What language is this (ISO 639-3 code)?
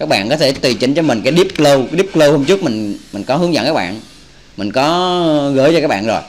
vie